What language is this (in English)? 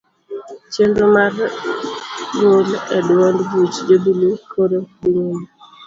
Luo (Kenya and Tanzania)